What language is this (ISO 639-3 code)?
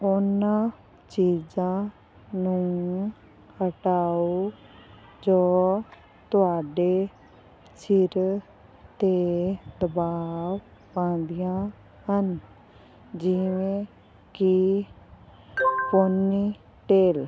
pan